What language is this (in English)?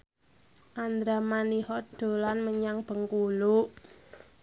Javanese